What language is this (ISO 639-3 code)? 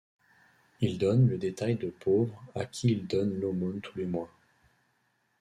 fra